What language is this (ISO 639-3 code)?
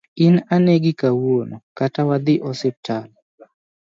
luo